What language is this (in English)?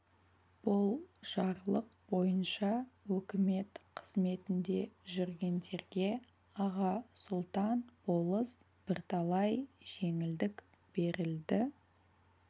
Kazakh